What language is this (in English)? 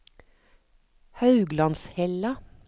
Norwegian